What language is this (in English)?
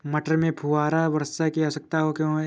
Hindi